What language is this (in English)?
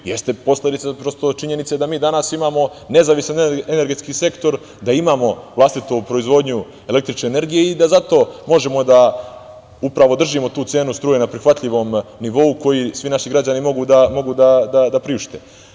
Serbian